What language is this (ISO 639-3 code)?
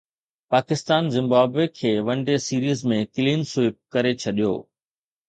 snd